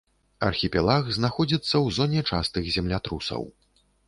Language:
Belarusian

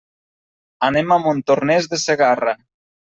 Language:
Catalan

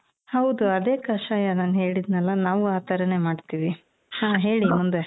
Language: Kannada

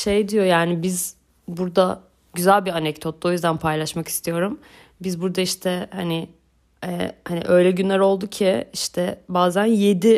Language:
Turkish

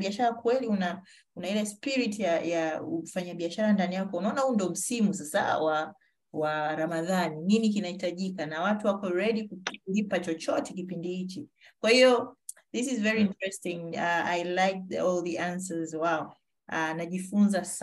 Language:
Swahili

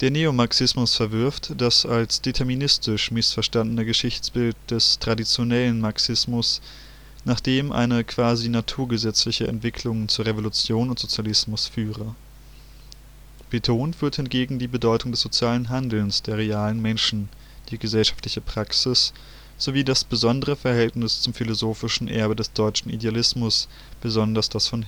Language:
German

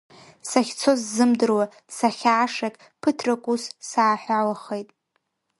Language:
Abkhazian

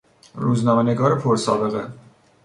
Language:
Persian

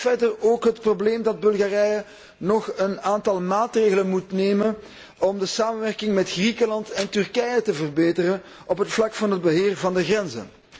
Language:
Dutch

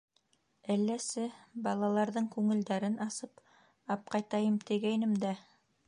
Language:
Bashkir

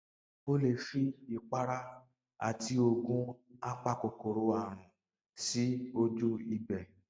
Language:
Yoruba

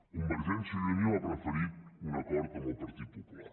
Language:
Catalan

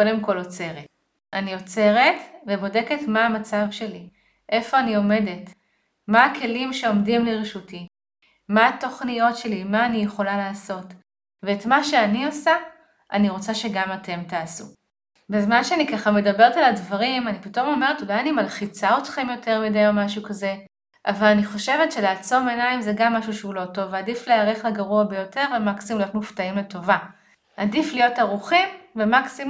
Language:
Hebrew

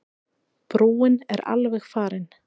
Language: Icelandic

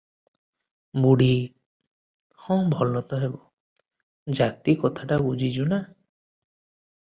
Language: Odia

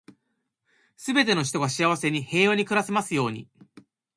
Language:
Japanese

